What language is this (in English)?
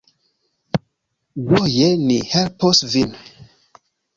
Esperanto